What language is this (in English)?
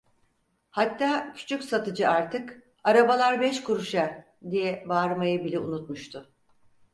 Turkish